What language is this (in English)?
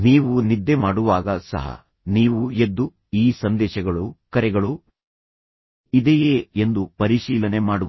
Kannada